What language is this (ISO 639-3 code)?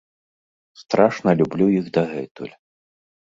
bel